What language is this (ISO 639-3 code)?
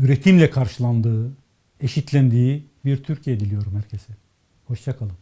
tur